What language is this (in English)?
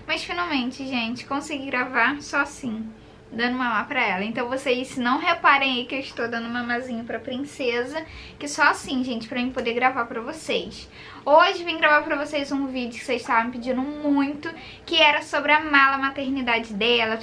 Portuguese